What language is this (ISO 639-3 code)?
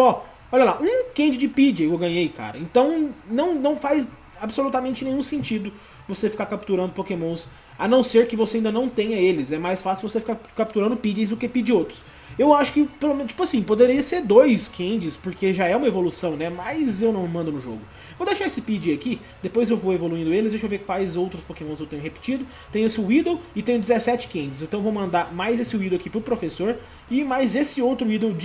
por